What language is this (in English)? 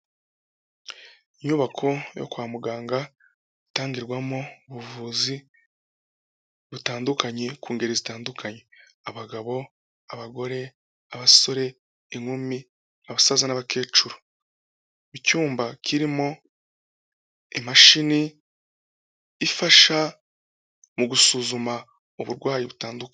Kinyarwanda